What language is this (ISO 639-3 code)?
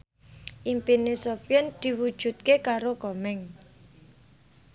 jav